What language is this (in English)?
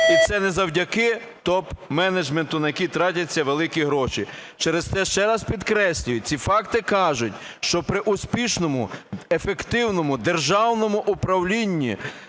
Ukrainian